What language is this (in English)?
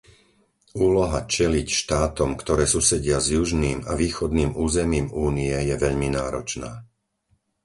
Slovak